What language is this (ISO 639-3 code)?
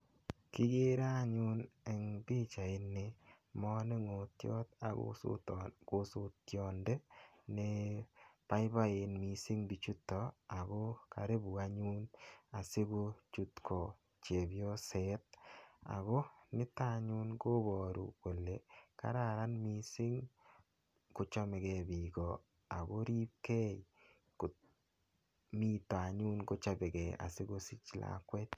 kln